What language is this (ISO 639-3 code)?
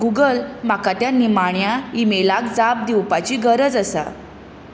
kok